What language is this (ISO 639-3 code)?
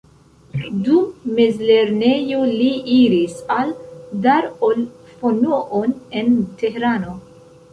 epo